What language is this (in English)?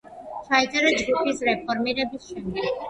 Georgian